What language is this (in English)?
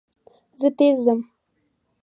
Pashto